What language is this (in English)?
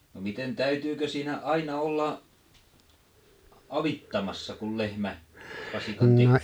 Finnish